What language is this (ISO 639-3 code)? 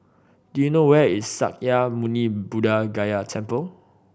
eng